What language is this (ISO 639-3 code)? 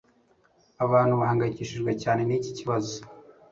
kin